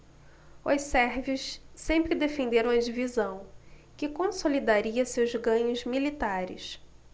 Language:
Portuguese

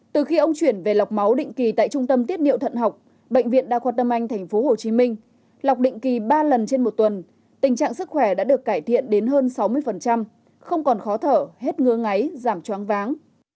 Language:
Vietnamese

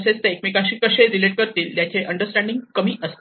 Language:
Marathi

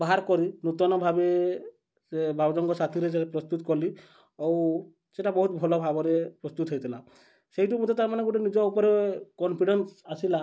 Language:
Odia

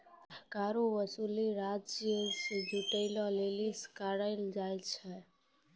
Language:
Maithili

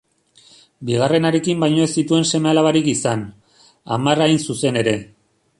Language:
Basque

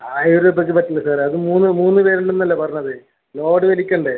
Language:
Malayalam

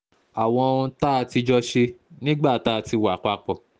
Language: Yoruba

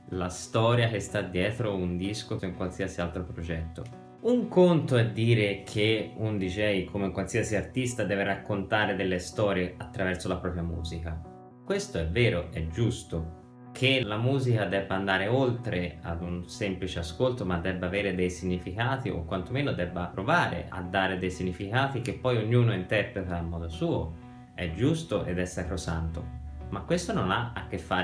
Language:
Italian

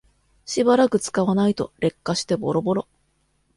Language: Japanese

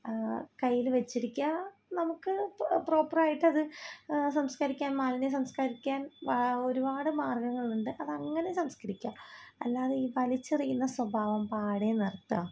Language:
Malayalam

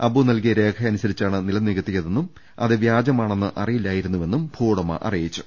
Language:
Malayalam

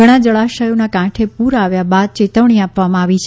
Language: Gujarati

